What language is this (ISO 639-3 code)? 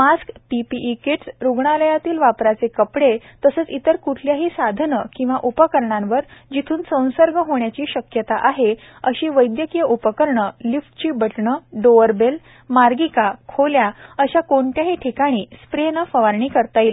mar